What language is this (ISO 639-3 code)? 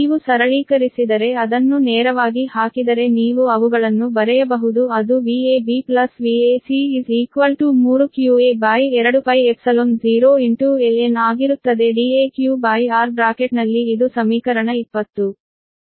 kan